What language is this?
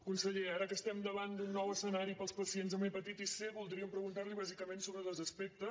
Catalan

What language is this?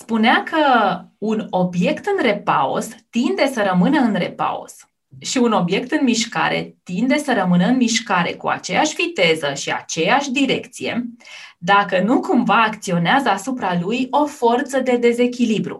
Romanian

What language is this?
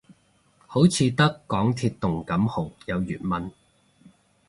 Cantonese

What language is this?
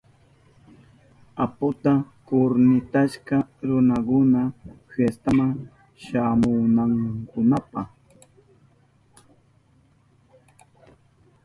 Southern Pastaza Quechua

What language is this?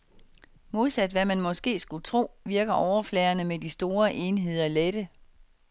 Danish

